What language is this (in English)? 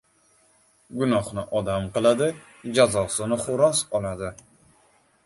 Uzbek